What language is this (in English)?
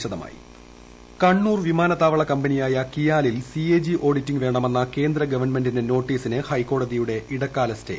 Malayalam